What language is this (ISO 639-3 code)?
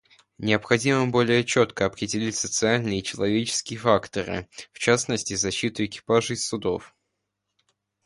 rus